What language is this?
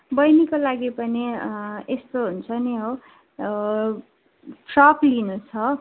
Nepali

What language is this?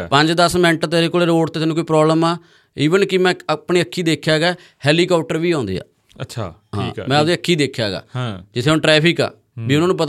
Punjabi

